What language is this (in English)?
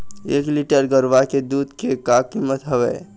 Chhattisgarhi